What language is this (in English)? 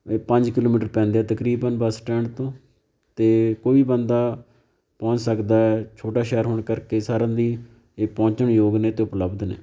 Punjabi